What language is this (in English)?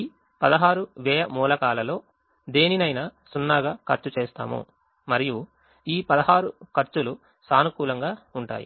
Telugu